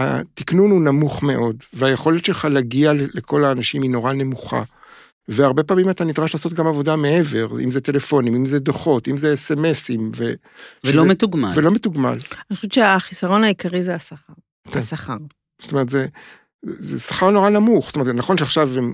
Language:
Hebrew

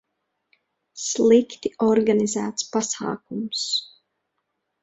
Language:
Latvian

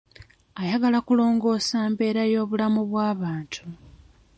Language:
Ganda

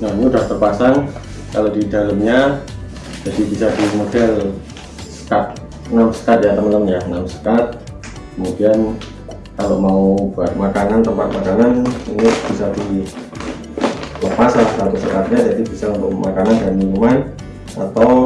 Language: Indonesian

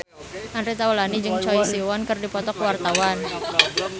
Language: Sundanese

